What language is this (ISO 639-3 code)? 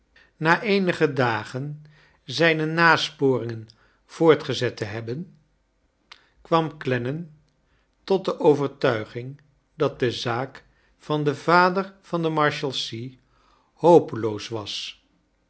nld